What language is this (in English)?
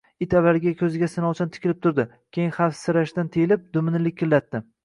Uzbek